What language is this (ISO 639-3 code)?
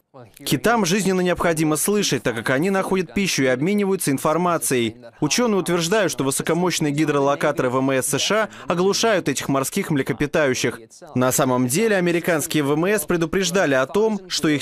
rus